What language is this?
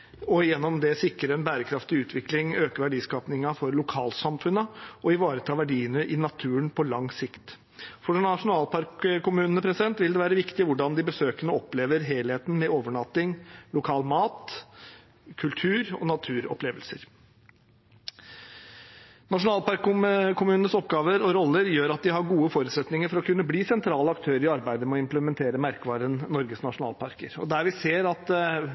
Norwegian Bokmål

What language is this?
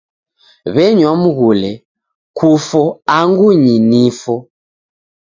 Taita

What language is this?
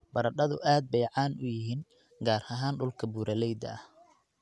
Somali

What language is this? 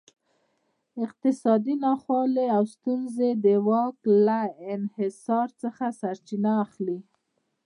Pashto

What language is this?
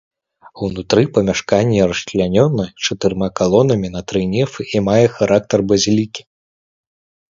Belarusian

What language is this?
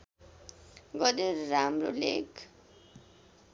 Nepali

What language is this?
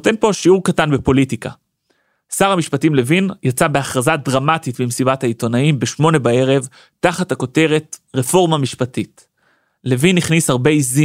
Hebrew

